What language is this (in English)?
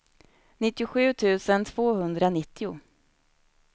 Swedish